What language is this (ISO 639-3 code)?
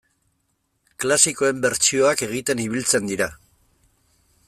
eus